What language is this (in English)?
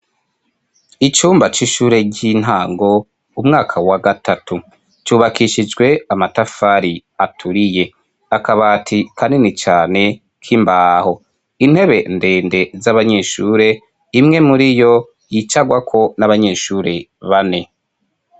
Rundi